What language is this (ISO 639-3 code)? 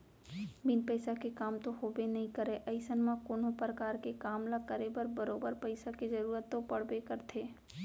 hne